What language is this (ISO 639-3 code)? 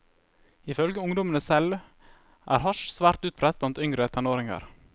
nor